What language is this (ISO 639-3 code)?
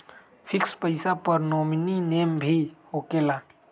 mag